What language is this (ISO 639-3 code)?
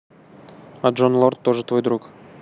rus